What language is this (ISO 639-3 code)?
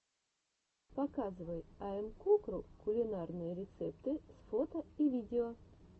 rus